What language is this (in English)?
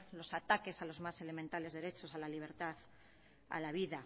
Spanish